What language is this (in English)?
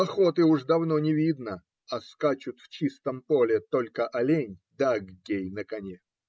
Russian